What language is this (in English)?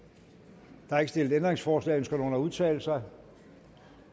Danish